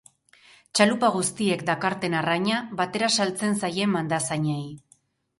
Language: Basque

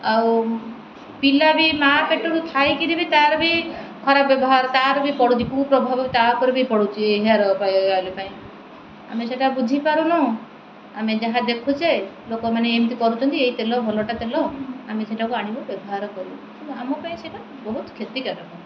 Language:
Odia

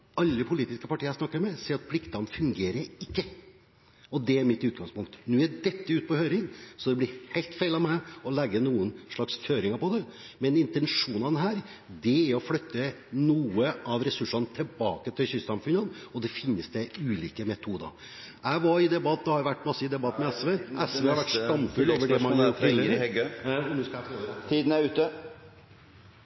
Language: Norwegian Bokmål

